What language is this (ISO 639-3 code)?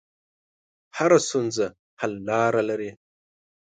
pus